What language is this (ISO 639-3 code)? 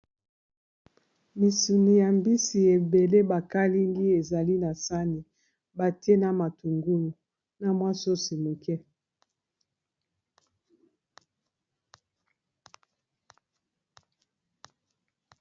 lin